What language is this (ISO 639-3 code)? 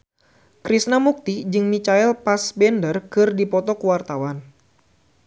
sun